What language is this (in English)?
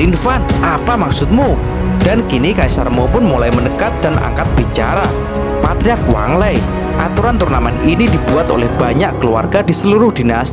Indonesian